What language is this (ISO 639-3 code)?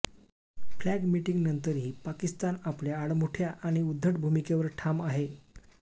mar